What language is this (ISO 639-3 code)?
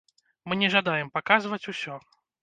bel